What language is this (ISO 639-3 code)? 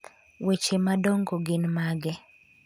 luo